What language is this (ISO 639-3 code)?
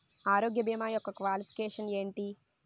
tel